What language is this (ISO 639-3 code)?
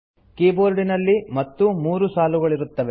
kan